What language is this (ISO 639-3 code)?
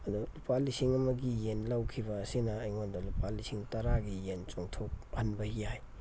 mni